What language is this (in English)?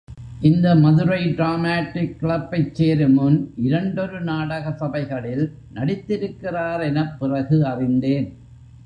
Tamil